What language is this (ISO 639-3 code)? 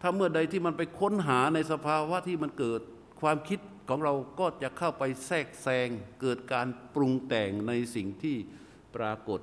tha